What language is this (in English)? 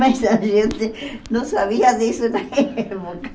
Portuguese